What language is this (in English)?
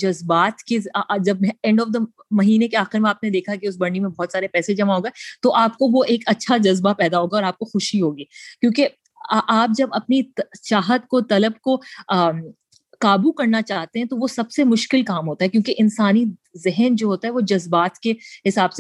Urdu